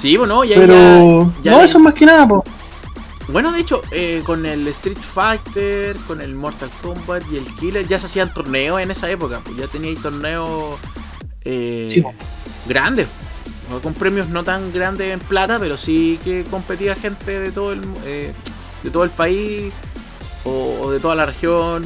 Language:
Spanish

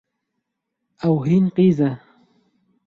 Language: Kurdish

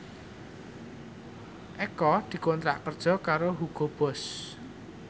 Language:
Javanese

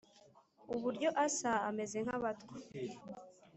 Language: Kinyarwanda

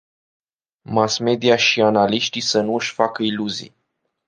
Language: Romanian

